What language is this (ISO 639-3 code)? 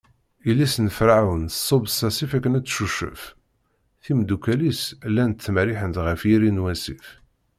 kab